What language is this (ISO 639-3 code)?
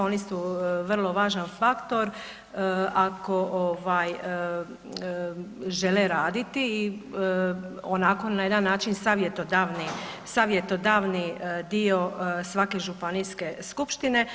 hrv